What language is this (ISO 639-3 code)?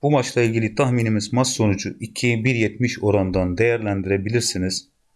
tur